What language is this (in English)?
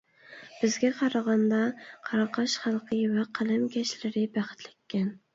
Uyghur